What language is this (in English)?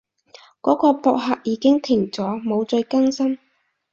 Cantonese